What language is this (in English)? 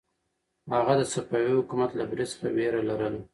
Pashto